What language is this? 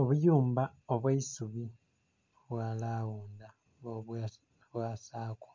Soga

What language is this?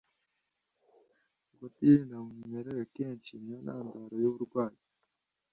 Kinyarwanda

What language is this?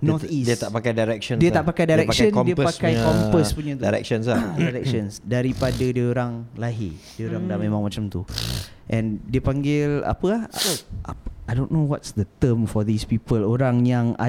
Malay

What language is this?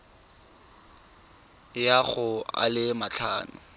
Tswana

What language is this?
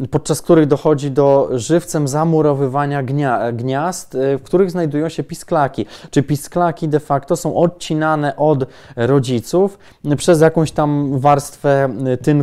Polish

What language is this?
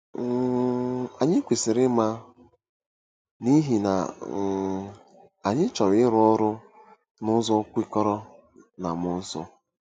Igbo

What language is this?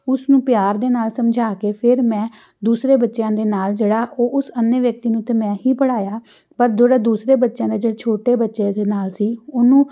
Punjabi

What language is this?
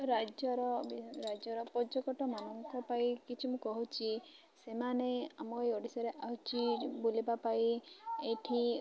Odia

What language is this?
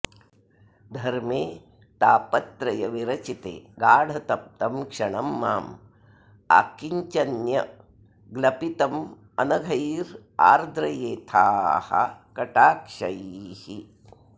Sanskrit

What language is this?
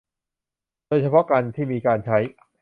Thai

